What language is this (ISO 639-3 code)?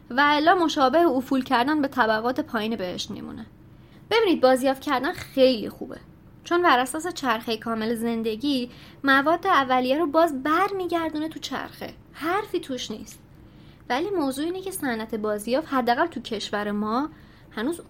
fas